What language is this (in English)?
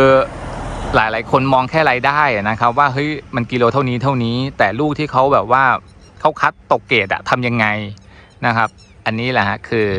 Thai